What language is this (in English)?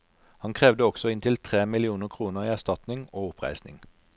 Norwegian